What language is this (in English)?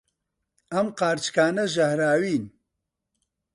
Central Kurdish